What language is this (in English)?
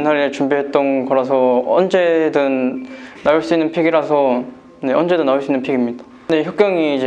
Korean